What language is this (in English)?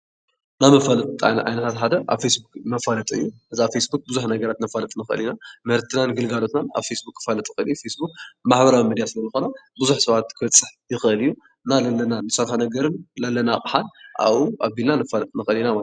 Tigrinya